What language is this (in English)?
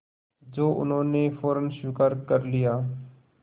Hindi